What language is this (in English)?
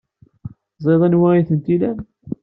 Kabyle